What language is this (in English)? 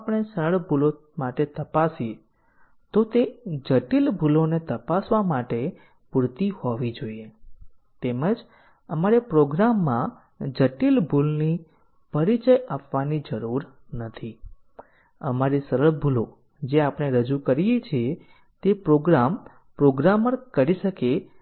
Gujarati